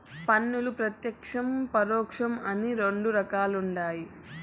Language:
Telugu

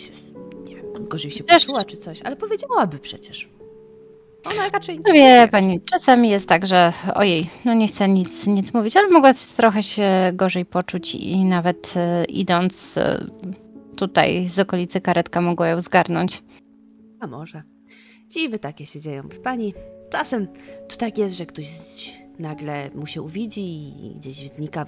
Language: Polish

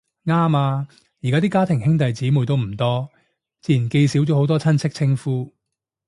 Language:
Cantonese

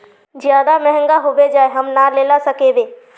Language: Magahi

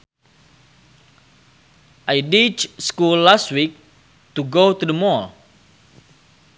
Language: Sundanese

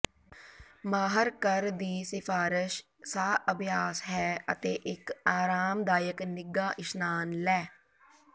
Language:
Punjabi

